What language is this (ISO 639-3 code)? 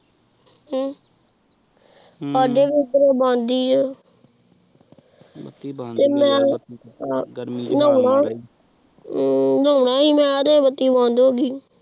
pan